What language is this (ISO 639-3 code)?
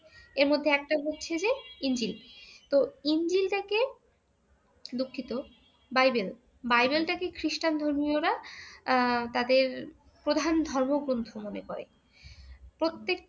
ben